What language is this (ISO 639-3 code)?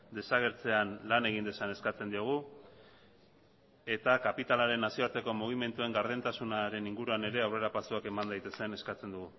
eus